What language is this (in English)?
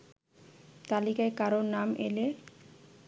Bangla